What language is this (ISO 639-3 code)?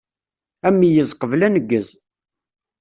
kab